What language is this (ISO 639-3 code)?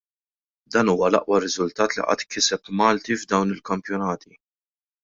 mlt